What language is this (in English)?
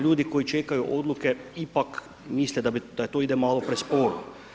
Croatian